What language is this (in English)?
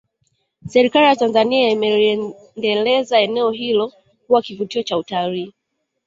Swahili